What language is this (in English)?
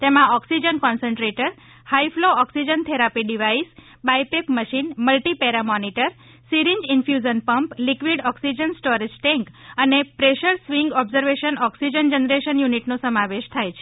Gujarati